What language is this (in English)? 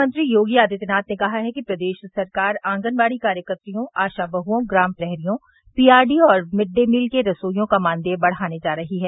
Hindi